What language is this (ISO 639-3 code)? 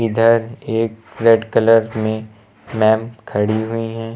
hin